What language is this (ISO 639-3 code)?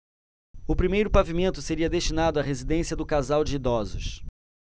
por